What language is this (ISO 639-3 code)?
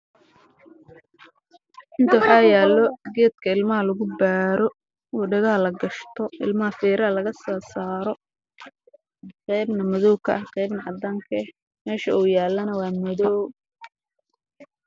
som